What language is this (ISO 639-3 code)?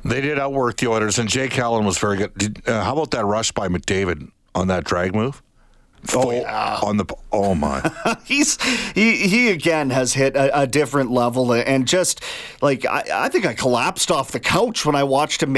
eng